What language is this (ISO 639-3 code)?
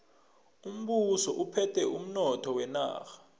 nbl